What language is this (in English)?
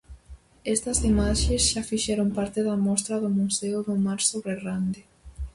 Galician